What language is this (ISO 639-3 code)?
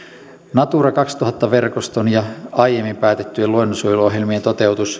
fin